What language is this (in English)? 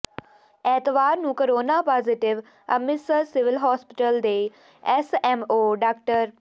Punjabi